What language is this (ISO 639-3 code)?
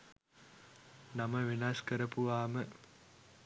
sin